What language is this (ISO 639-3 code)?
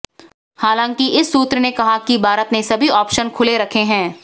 hin